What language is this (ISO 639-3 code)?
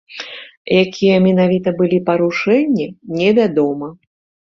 bel